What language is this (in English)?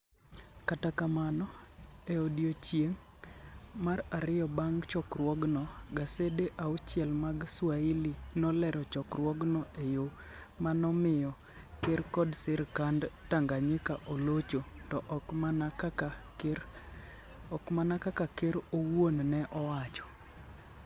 Luo (Kenya and Tanzania)